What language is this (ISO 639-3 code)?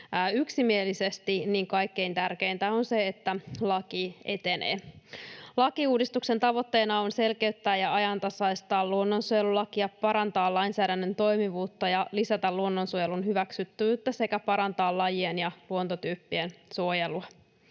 fin